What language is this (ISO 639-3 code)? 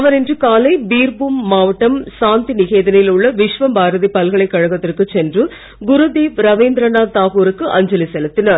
tam